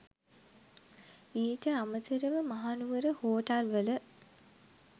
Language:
Sinhala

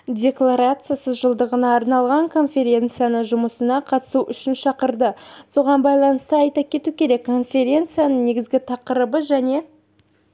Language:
Kazakh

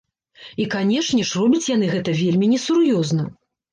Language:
Belarusian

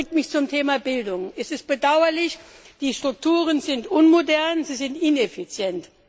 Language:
German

